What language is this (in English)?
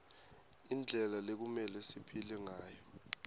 Swati